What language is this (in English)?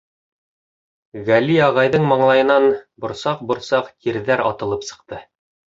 Bashkir